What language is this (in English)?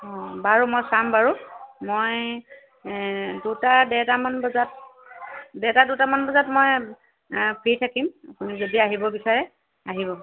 Assamese